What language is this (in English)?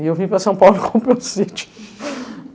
Portuguese